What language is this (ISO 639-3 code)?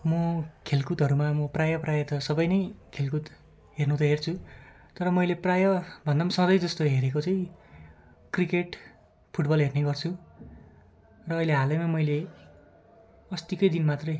nep